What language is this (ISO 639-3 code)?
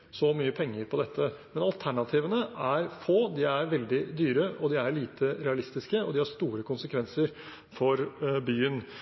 nob